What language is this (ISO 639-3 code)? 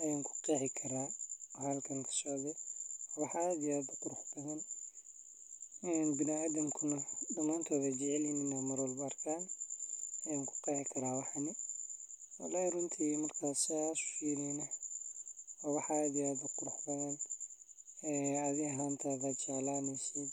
som